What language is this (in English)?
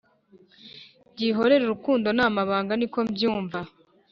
Kinyarwanda